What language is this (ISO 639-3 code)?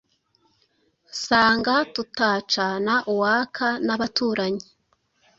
kin